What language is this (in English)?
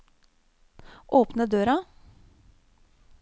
Norwegian